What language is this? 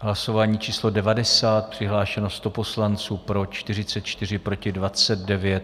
Czech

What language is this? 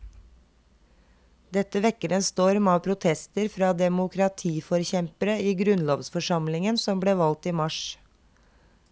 Norwegian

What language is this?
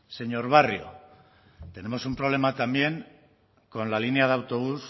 Spanish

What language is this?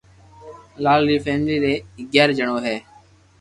Loarki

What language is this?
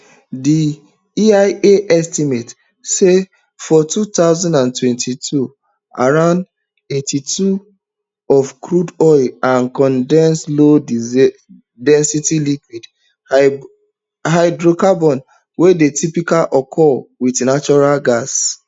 Nigerian Pidgin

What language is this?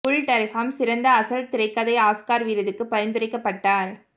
Tamil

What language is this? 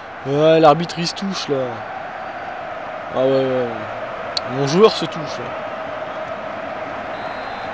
French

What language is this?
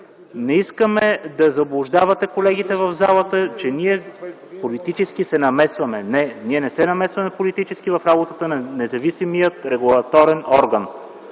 Bulgarian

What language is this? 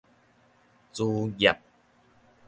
Min Nan Chinese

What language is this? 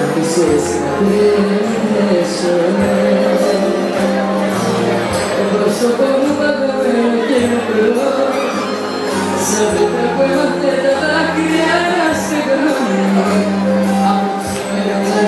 Spanish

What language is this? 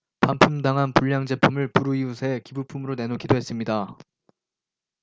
Korean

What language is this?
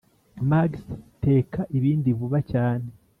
Kinyarwanda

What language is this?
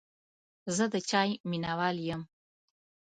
Pashto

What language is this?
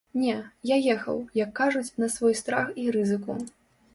Belarusian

